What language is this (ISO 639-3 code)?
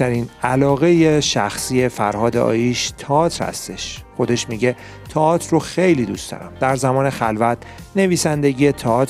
fas